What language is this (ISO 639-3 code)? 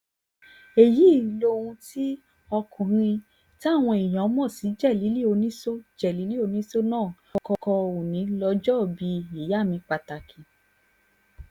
yor